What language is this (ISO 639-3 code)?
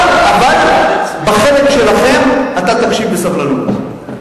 heb